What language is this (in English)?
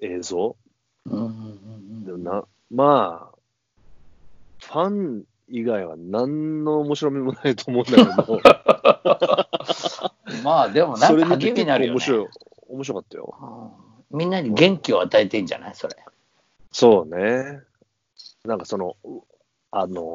Japanese